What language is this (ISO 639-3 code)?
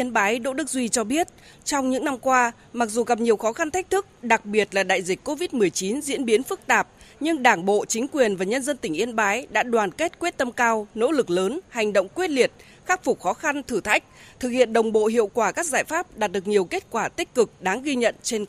vie